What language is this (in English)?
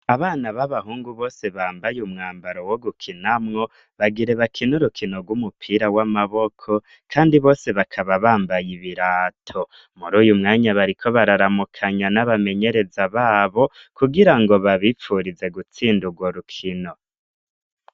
Rundi